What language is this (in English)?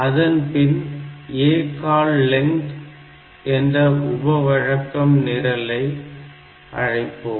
Tamil